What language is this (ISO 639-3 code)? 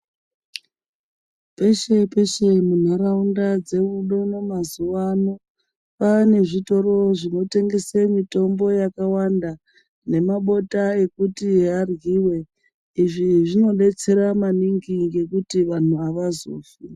ndc